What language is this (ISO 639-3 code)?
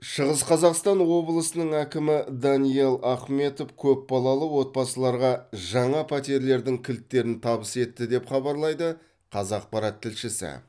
kaz